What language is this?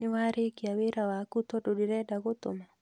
Kikuyu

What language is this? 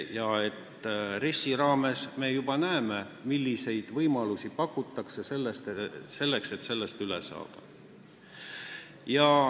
Estonian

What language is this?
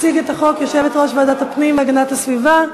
Hebrew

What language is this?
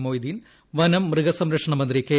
Malayalam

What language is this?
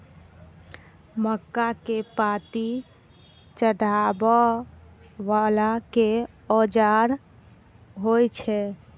Maithili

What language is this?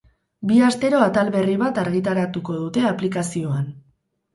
Basque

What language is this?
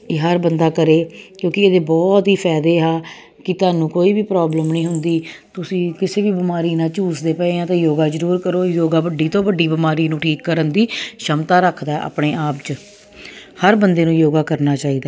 Punjabi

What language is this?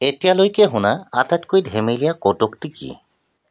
Assamese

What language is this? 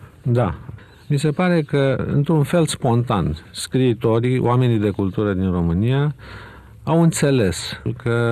Romanian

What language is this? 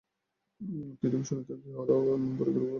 Bangla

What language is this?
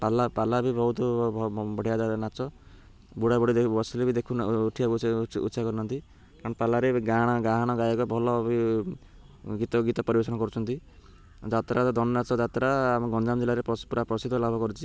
Odia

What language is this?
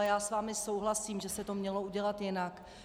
Czech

